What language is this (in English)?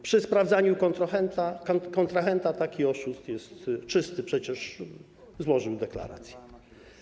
Polish